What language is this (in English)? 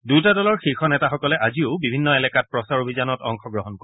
Assamese